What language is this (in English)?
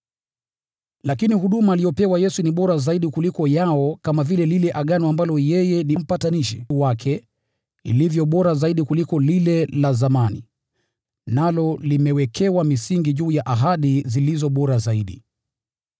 Swahili